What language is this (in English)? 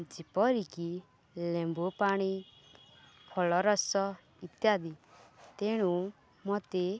Odia